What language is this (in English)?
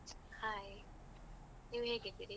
Kannada